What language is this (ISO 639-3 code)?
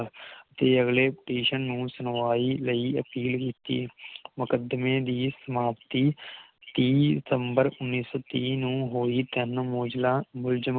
pan